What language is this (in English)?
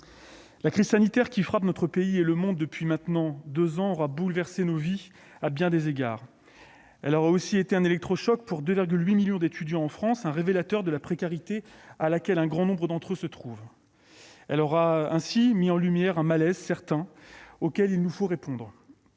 French